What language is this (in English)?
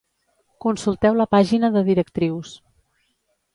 Catalan